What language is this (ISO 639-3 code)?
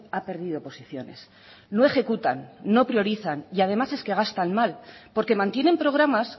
spa